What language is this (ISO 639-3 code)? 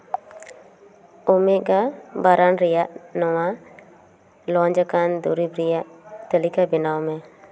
sat